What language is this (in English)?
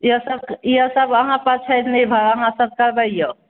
Maithili